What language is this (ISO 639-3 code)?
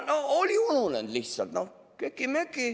est